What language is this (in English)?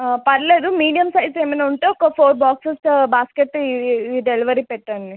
Telugu